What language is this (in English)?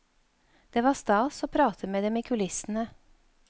Norwegian